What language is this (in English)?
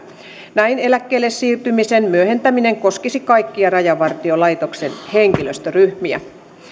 Finnish